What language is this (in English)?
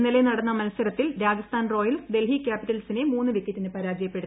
Malayalam